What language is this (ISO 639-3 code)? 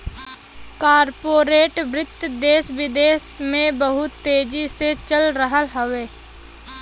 bho